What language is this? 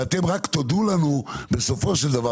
Hebrew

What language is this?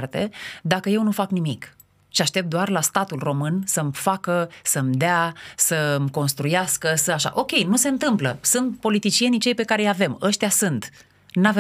Romanian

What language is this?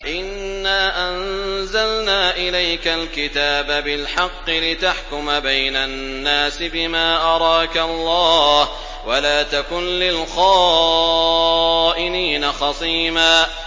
Arabic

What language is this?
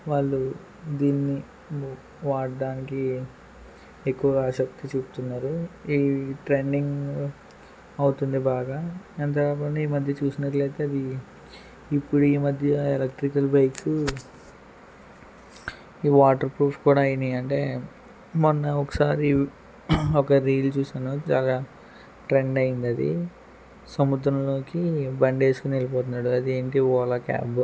Telugu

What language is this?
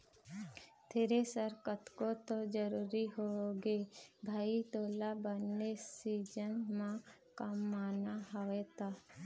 Chhattisgarhi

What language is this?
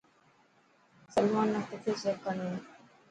Dhatki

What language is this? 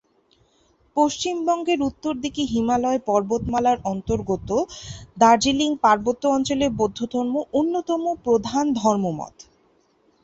Bangla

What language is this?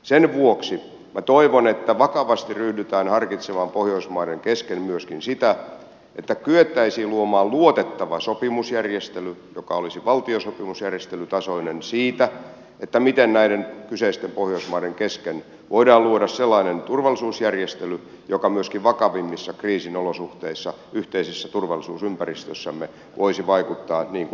Finnish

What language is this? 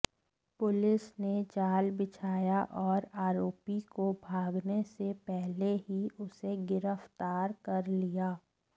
Hindi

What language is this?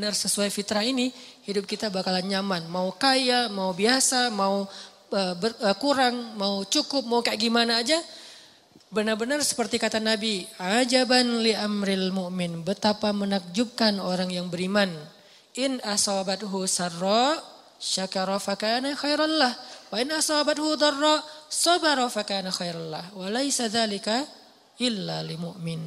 Indonesian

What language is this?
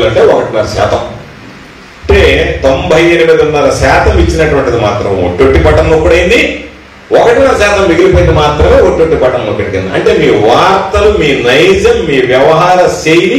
Arabic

